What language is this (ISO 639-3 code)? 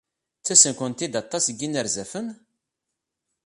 kab